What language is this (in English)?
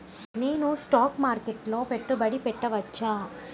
Telugu